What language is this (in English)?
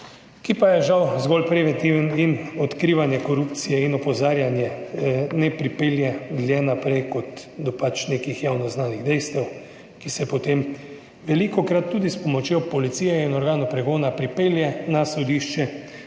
Slovenian